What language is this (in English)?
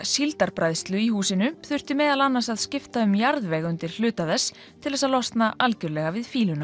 Icelandic